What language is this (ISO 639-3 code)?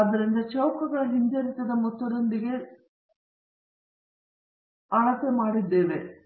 kan